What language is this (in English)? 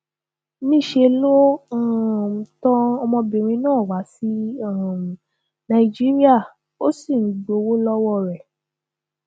Yoruba